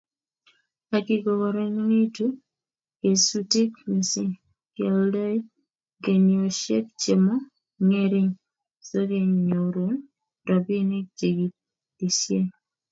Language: Kalenjin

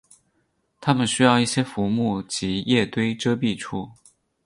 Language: Chinese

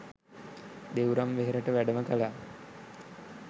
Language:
Sinhala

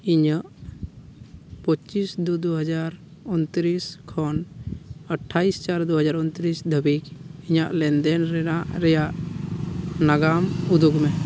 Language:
Santali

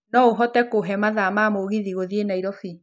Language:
Kikuyu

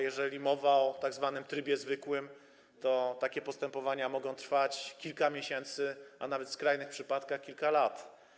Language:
Polish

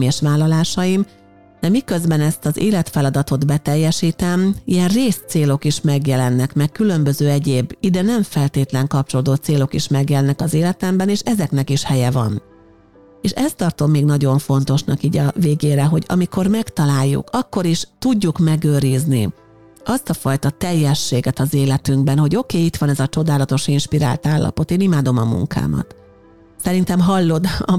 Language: Hungarian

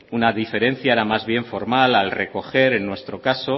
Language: Spanish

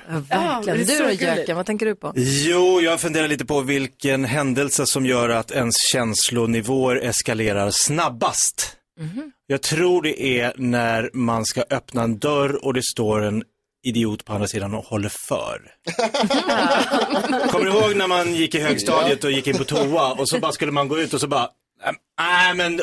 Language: Swedish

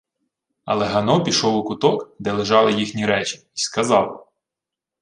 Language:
Ukrainian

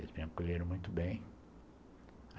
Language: Portuguese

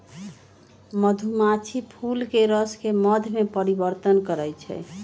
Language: Magahi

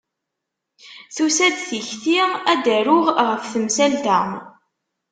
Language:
Kabyle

